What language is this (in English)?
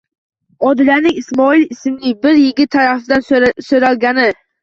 Uzbek